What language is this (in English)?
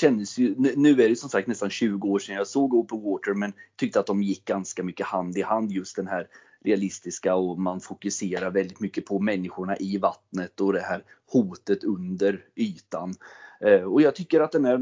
Swedish